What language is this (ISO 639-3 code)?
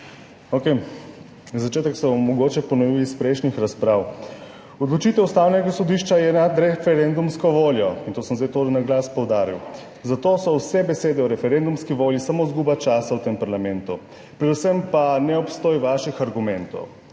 slv